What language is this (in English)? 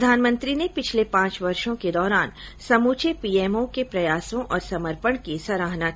Hindi